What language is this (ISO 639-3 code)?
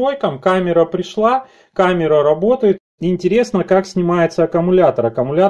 rus